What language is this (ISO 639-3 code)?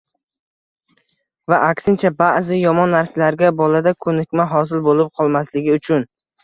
uzb